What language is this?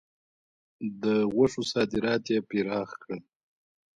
Pashto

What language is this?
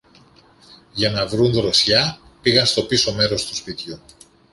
Greek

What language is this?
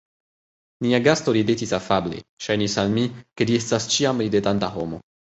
Esperanto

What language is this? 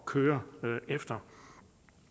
Danish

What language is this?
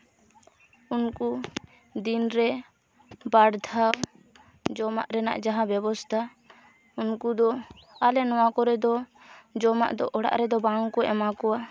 Santali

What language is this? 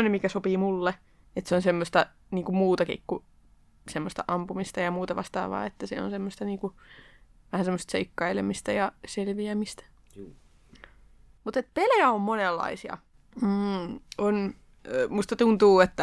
Finnish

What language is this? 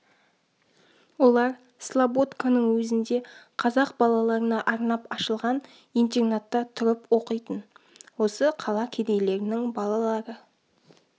Kazakh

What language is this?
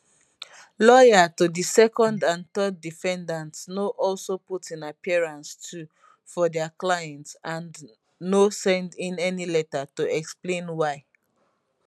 Nigerian Pidgin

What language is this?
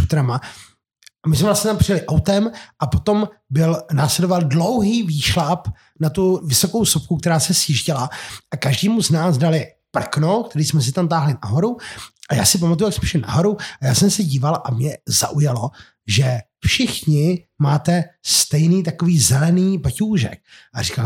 Czech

